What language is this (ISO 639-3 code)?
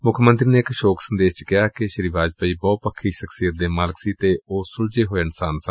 pan